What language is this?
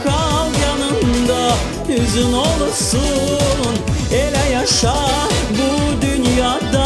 Arabic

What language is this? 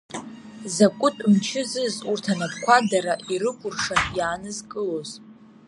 Abkhazian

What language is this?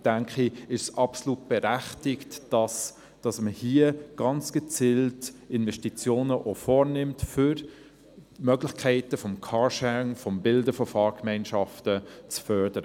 Swiss German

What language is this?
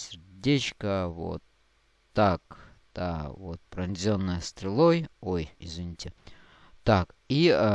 Russian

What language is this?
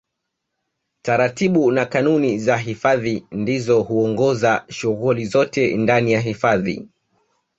Swahili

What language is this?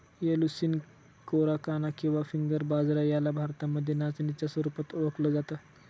Marathi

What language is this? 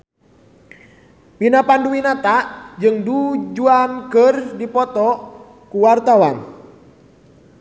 Sundanese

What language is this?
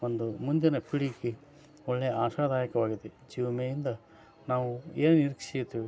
Kannada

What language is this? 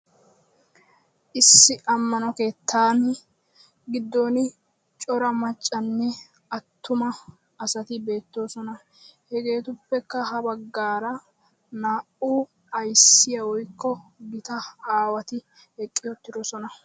Wolaytta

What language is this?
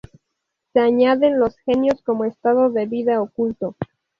Spanish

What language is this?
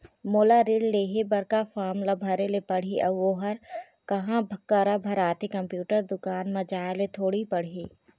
Chhattisgarhi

